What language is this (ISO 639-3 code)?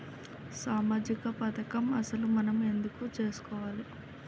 tel